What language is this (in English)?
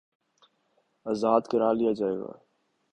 Urdu